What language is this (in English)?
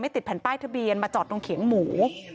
Thai